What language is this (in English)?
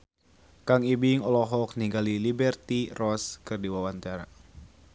Sundanese